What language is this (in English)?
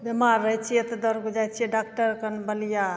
Maithili